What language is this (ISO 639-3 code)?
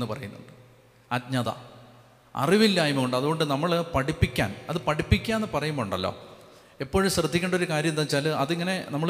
mal